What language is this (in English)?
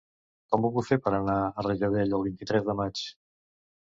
Catalan